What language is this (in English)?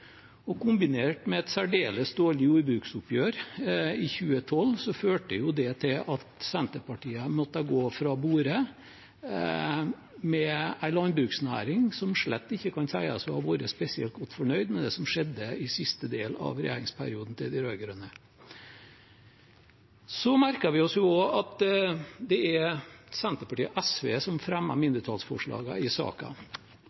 Norwegian Bokmål